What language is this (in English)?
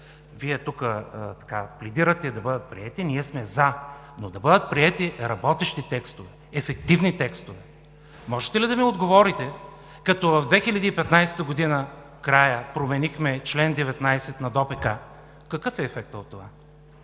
Bulgarian